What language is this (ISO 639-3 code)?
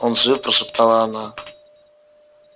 rus